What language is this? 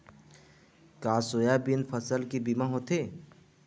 Chhattisgarhi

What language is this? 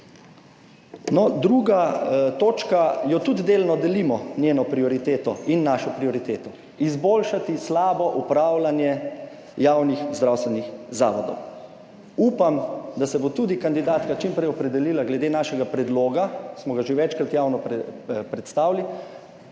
Slovenian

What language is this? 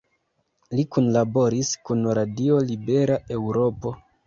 Esperanto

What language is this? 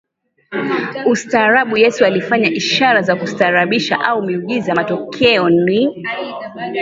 Swahili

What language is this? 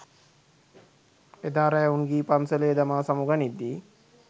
Sinhala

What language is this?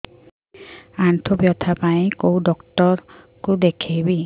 Odia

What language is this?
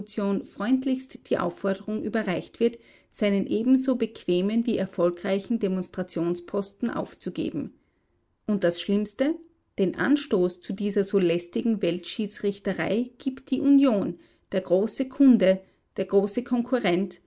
German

